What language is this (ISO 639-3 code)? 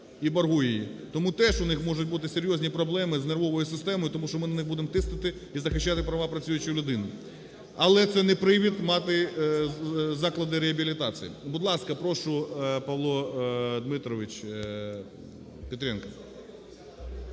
ukr